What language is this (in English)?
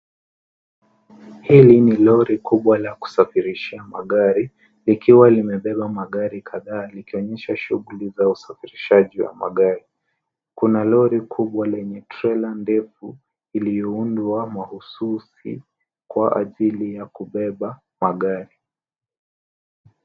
Swahili